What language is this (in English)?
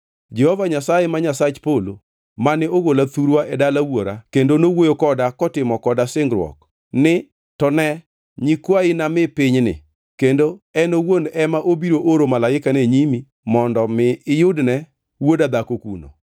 Luo (Kenya and Tanzania)